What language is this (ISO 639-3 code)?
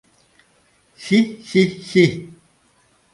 chm